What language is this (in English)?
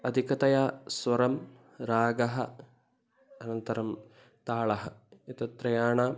Sanskrit